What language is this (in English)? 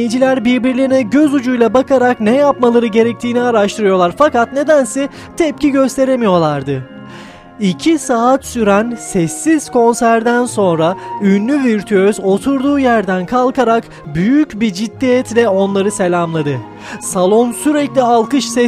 Turkish